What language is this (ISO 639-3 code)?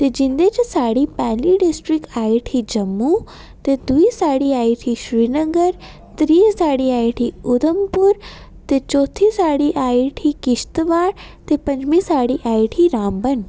doi